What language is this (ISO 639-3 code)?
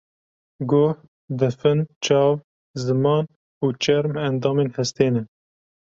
kur